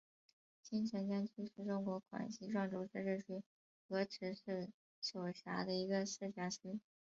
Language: Chinese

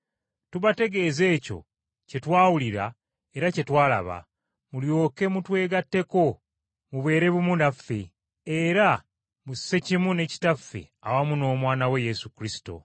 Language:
Ganda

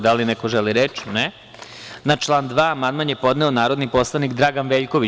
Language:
Serbian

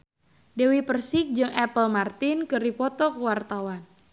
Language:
Sundanese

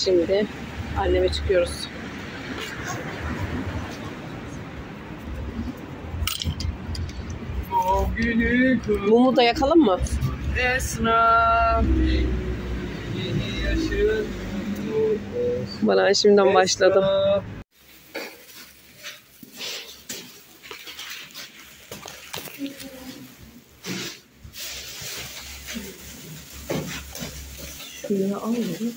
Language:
Turkish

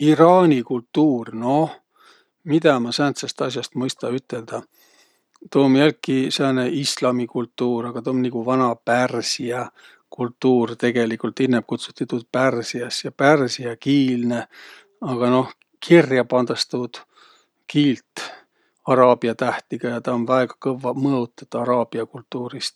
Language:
Võro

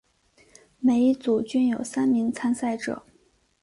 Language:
Chinese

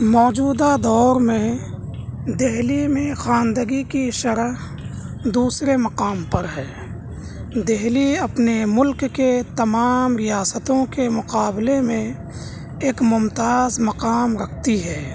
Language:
Urdu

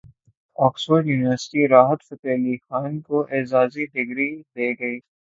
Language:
Urdu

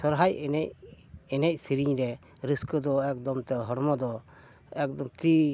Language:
Santali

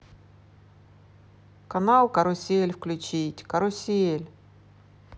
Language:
Russian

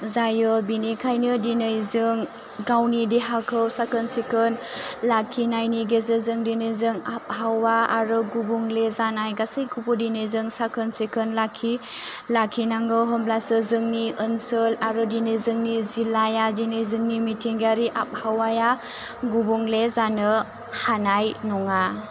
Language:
Bodo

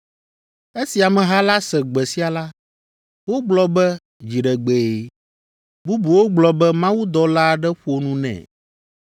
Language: Ewe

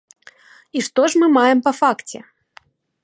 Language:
Belarusian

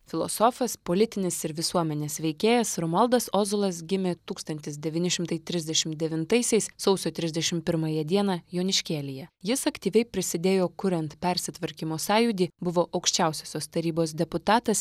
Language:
Lithuanian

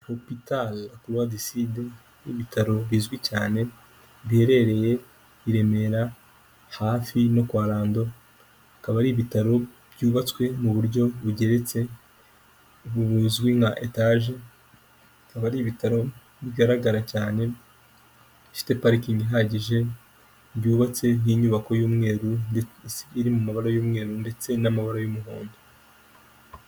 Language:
Kinyarwanda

